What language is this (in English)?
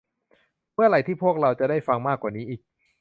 Thai